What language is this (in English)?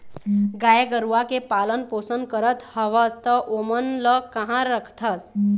Chhattisgarhi